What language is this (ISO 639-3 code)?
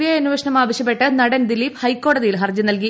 mal